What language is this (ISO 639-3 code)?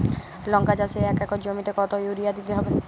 ben